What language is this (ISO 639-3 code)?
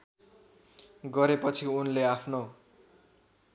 nep